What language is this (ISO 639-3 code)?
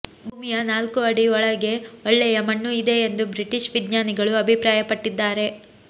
kan